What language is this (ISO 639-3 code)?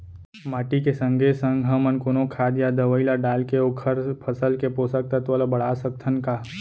hne